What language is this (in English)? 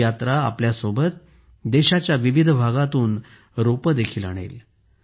Marathi